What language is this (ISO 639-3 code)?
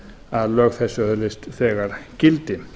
isl